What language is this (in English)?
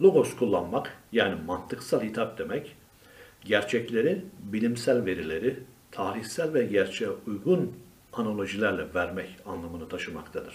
Turkish